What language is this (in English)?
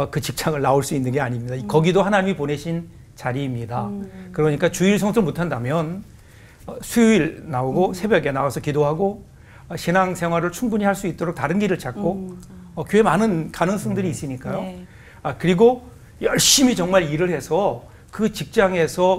Korean